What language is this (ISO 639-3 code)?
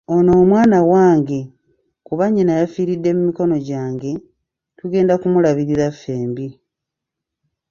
lug